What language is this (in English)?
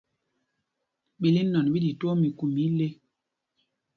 Mpumpong